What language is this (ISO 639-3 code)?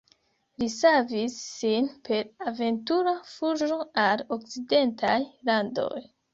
epo